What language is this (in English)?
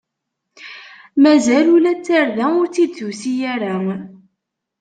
Kabyle